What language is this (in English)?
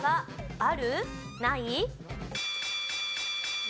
Japanese